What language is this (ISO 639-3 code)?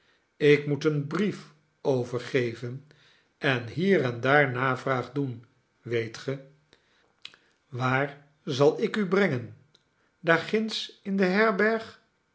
nld